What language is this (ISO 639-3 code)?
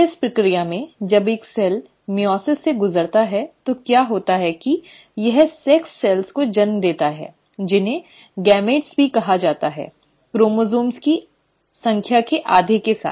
hin